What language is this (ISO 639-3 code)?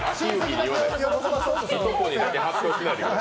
jpn